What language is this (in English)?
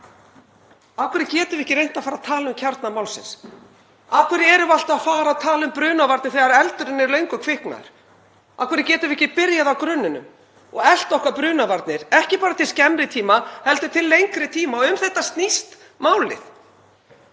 Icelandic